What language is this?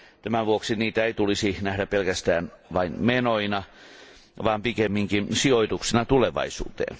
Finnish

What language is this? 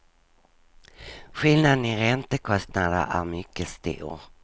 Swedish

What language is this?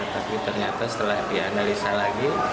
Indonesian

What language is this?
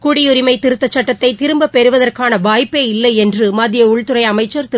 Tamil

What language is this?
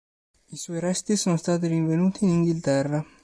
Italian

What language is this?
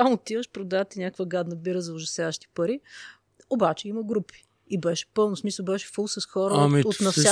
Bulgarian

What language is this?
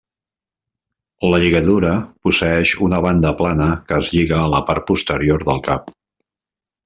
Catalan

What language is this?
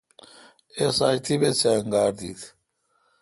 Kalkoti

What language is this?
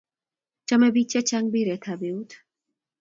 Kalenjin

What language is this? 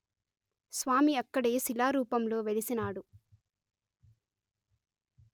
Telugu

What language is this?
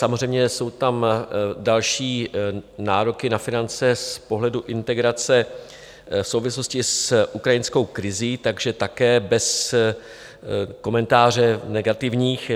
Czech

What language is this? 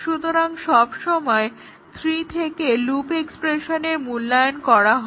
Bangla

